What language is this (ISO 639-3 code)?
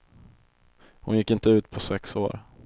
swe